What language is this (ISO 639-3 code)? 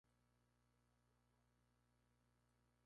spa